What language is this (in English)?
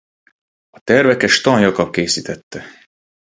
Hungarian